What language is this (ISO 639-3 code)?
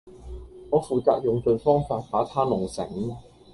yue